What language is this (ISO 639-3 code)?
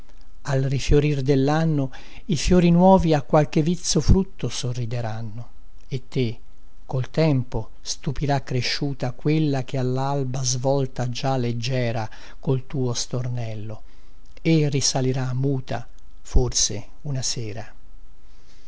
ita